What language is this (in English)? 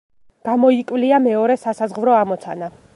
Georgian